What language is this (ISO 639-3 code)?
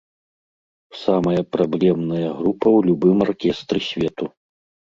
bel